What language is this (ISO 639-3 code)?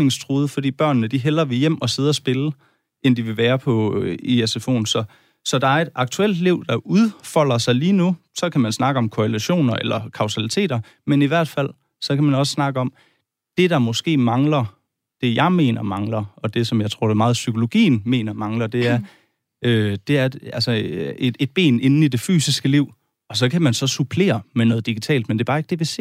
dan